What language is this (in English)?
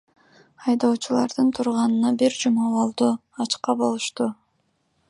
Kyrgyz